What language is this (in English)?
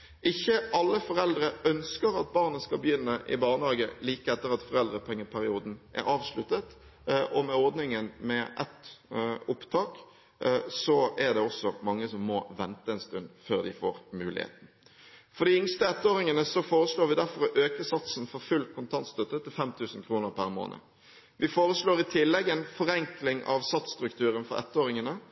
Norwegian Bokmål